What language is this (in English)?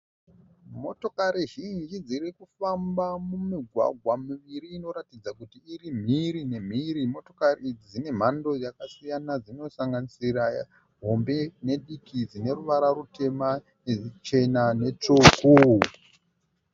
Shona